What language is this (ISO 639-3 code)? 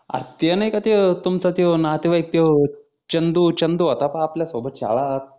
mar